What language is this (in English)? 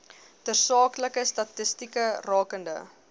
Afrikaans